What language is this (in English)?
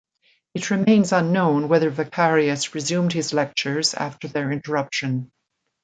English